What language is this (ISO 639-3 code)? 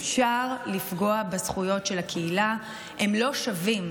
heb